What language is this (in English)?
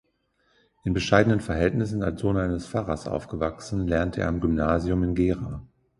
German